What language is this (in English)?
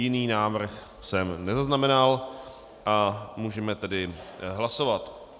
Czech